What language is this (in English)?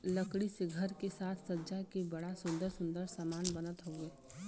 Bhojpuri